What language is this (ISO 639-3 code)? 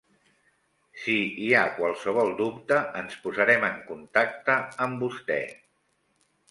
cat